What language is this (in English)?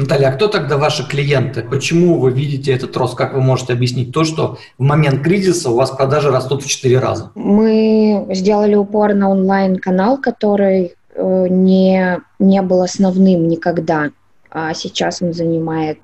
Russian